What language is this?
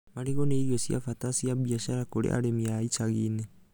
Kikuyu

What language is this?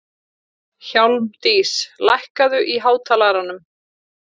Icelandic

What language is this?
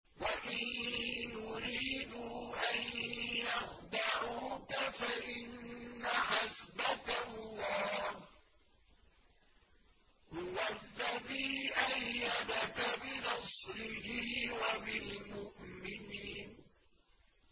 Arabic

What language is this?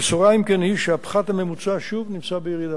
Hebrew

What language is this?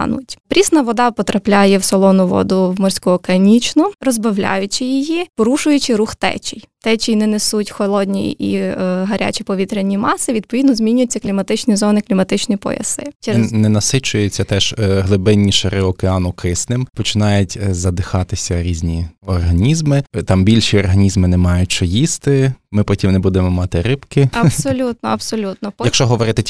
Ukrainian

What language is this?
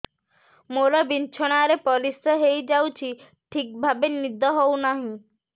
Odia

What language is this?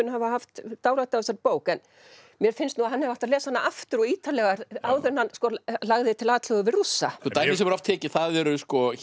Icelandic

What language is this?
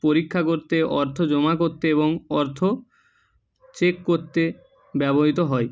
Bangla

